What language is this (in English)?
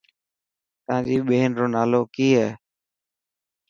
Dhatki